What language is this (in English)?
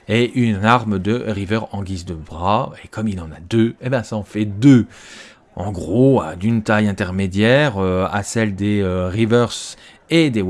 French